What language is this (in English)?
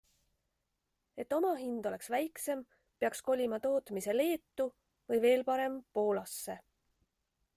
Estonian